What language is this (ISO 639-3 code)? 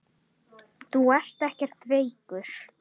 isl